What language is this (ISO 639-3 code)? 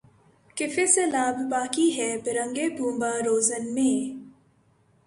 urd